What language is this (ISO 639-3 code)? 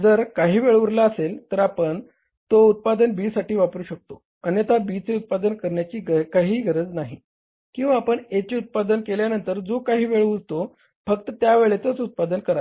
mar